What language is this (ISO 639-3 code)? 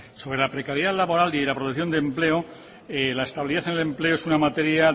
spa